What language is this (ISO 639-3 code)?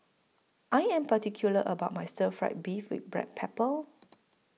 eng